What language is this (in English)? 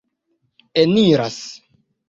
Esperanto